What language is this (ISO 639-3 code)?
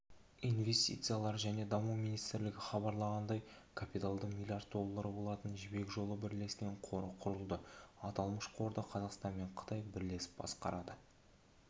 kaz